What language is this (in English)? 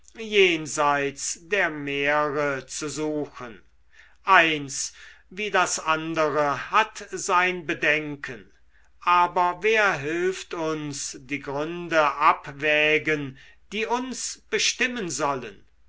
German